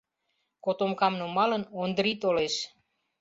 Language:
Mari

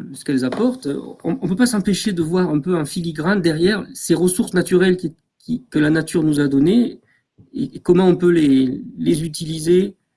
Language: French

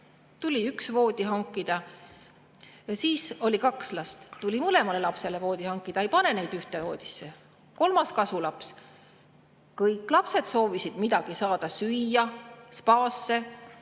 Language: Estonian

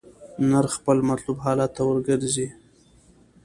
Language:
Pashto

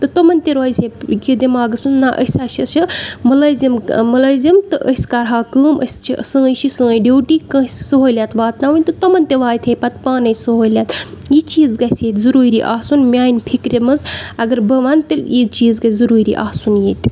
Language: Kashmiri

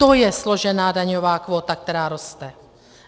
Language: Czech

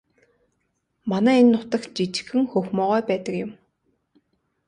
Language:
Mongolian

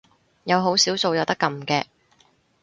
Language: Cantonese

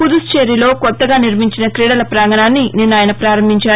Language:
Telugu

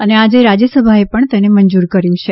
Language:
Gujarati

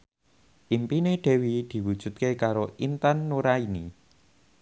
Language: Javanese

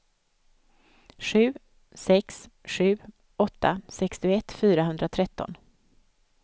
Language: Swedish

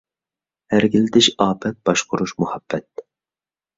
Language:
Uyghur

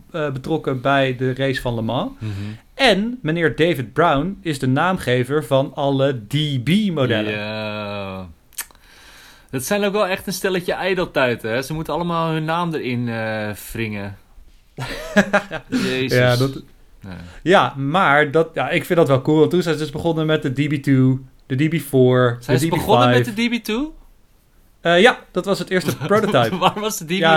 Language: Dutch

